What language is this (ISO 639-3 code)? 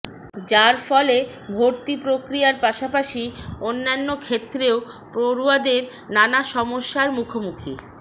ben